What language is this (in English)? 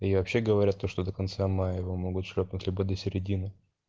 Russian